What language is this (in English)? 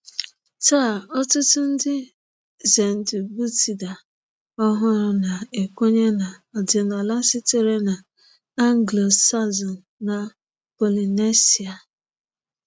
Igbo